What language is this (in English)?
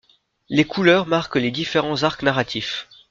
French